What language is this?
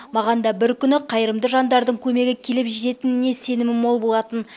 Kazakh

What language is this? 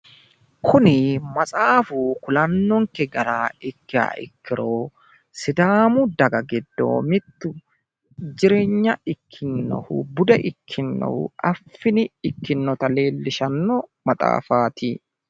Sidamo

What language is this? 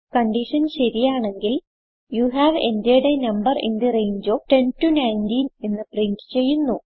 Malayalam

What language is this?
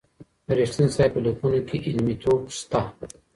Pashto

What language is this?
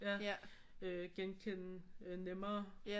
Danish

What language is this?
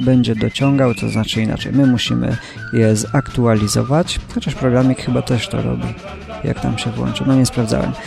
Polish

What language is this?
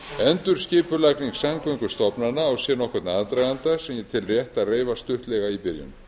Icelandic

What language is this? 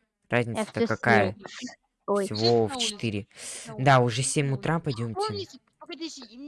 Russian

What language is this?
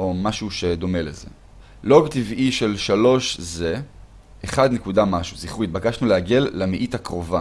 Hebrew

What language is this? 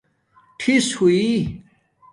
Domaaki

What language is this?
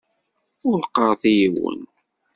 Kabyle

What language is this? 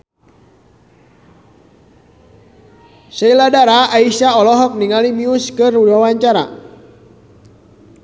Sundanese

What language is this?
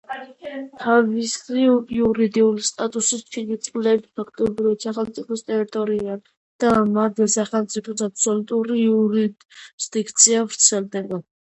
Georgian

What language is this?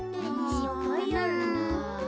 Japanese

